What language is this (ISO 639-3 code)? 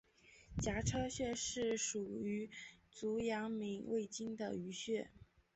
zho